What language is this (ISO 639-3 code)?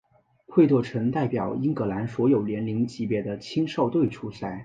zho